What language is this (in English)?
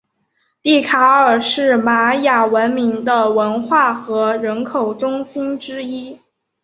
Chinese